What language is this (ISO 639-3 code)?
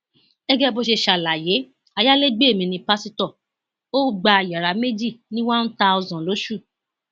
yor